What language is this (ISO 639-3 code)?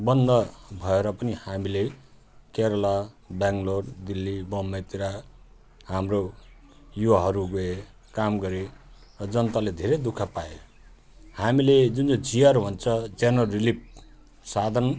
nep